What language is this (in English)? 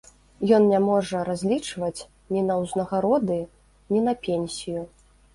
Belarusian